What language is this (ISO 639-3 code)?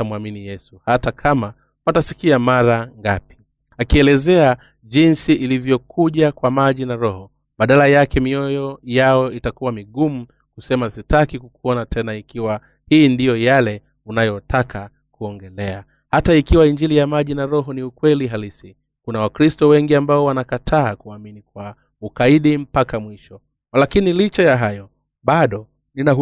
swa